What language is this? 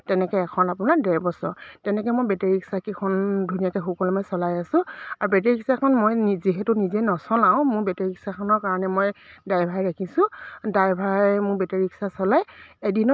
Assamese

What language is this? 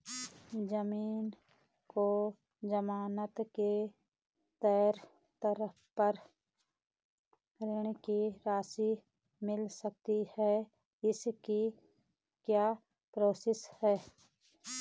Hindi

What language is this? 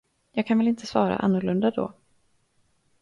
Swedish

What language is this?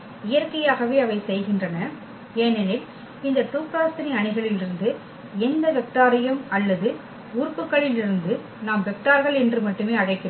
Tamil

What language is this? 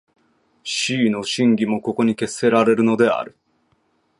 Japanese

